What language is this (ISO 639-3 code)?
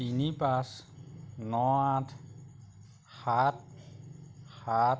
asm